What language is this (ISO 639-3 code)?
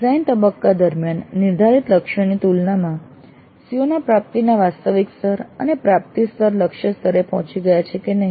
guj